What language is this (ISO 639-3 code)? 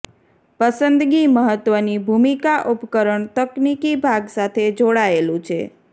guj